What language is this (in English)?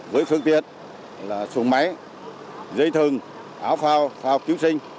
Vietnamese